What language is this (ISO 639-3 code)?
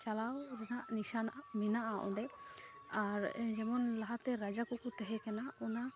sat